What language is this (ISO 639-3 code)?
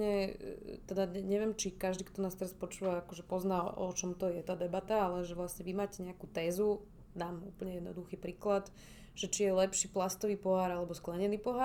slk